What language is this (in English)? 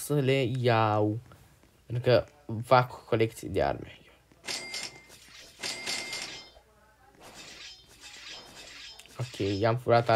Romanian